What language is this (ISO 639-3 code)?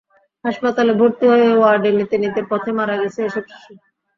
ben